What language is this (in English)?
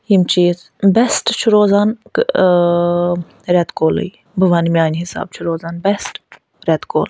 Kashmiri